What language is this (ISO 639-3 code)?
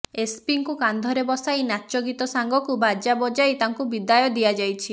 ori